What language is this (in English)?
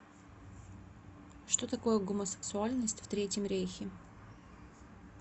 Russian